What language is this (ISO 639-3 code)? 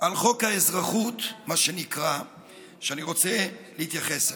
heb